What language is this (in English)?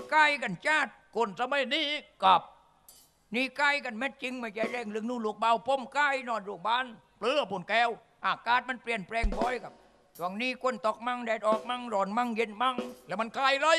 Thai